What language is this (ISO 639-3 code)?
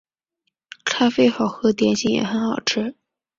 zho